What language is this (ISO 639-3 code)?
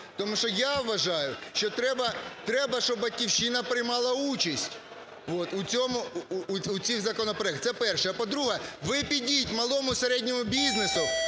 ukr